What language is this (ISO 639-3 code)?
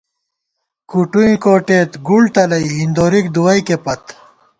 gwt